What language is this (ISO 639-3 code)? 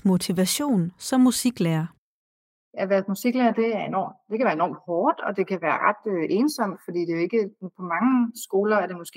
dan